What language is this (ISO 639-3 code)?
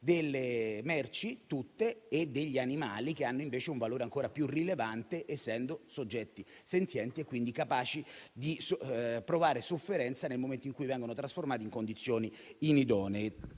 ita